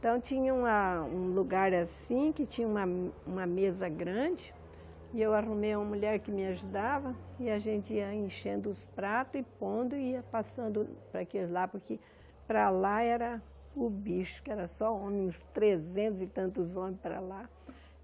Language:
Portuguese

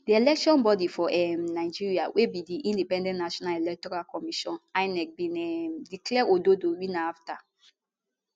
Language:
Nigerian Pidgin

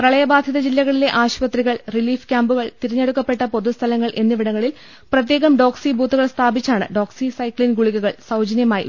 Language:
Malayalam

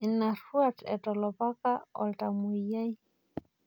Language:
Masai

